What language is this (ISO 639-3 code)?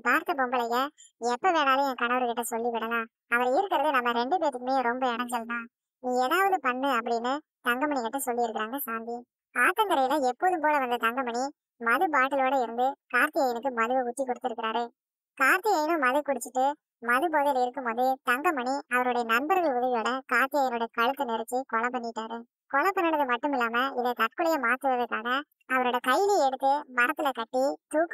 vie